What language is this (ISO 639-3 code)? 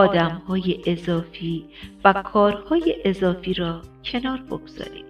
fas